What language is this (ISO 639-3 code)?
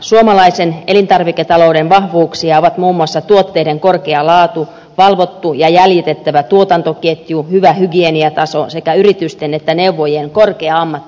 fin